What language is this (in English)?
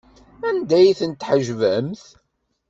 Kabyle